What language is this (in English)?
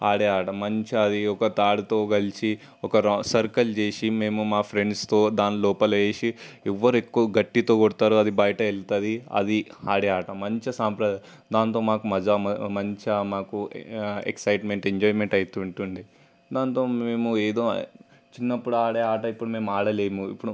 Telugu